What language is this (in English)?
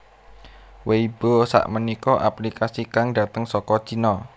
Javanese